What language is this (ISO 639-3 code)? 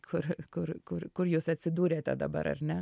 lit